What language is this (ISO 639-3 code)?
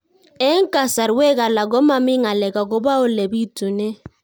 kln